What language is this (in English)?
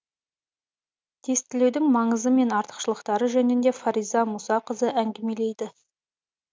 Kazakh